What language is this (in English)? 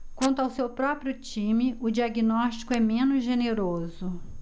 Portuguese